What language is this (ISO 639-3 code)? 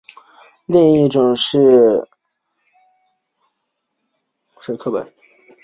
zho